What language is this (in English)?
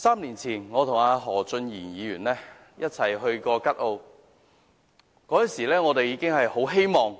Cantonese